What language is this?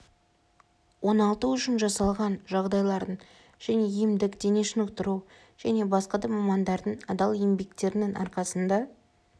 Kazakh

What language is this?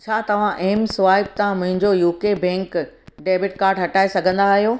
Sindhi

